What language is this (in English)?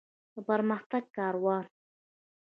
Pashto